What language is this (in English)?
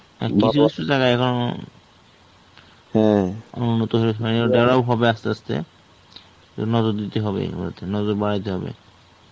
Bangla